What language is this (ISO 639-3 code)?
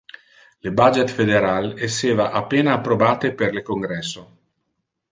ina